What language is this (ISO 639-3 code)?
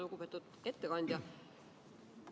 est